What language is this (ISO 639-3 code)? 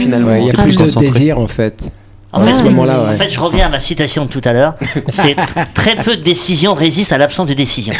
fra